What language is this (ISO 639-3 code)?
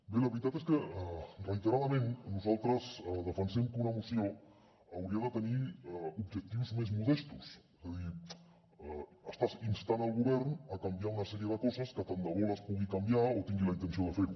cat